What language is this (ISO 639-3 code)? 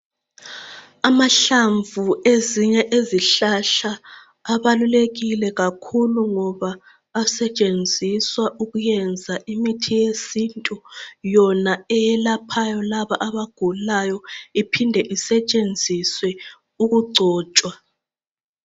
nde